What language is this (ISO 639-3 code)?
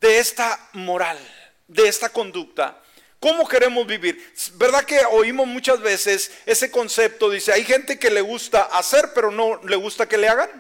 spa